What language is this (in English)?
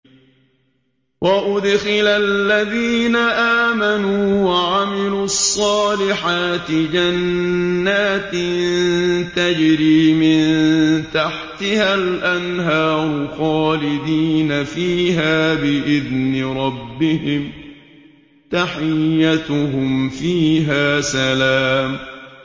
Arabic